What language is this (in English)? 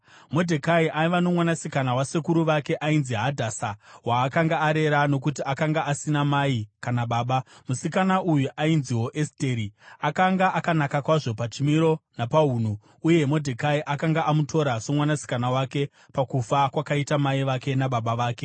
Shona